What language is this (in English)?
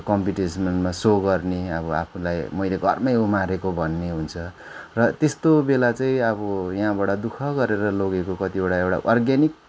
Nepali